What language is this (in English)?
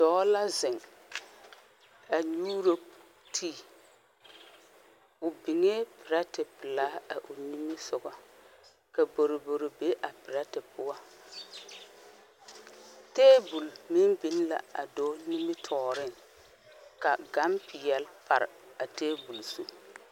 Southern Dagaare